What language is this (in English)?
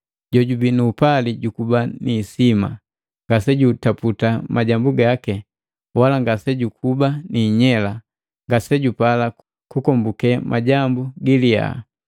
Matengo